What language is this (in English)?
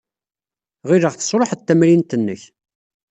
Kabyle